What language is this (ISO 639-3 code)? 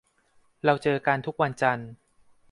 tha